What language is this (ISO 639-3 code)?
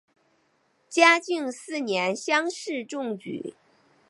zho